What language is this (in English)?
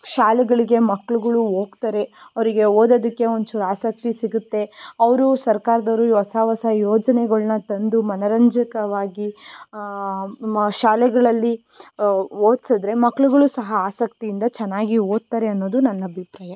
Kannada